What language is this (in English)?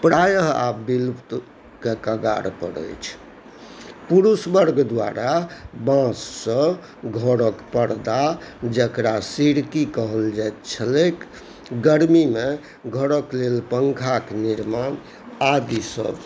Maithili